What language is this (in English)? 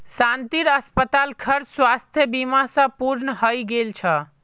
Magahi